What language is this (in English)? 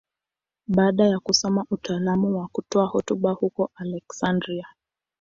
Swahili